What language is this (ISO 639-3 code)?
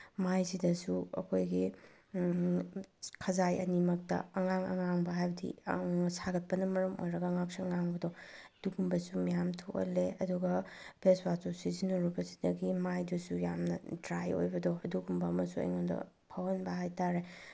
mni